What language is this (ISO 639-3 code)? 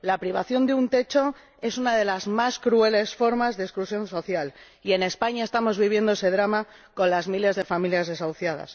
spa